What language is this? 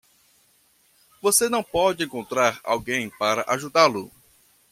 Portuguese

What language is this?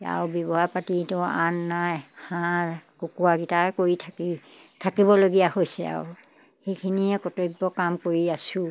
Assamese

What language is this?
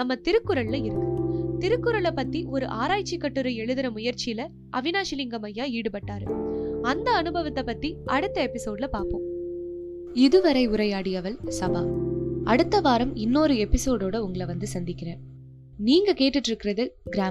Tamil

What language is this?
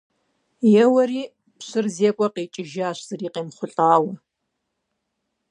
Kabardian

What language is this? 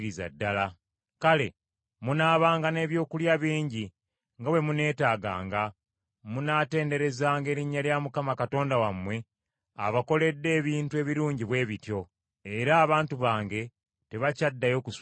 Ganda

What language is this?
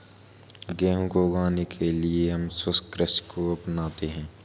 Hindi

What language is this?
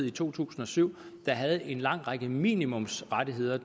Danish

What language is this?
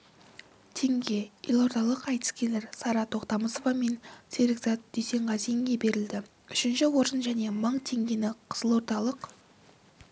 Kazakh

